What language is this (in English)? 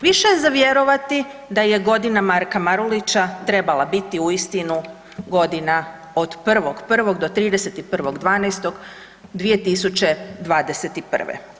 Croatian